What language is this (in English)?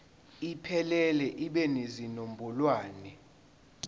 Zulu